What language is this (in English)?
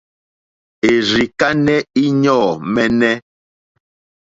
Mokpwe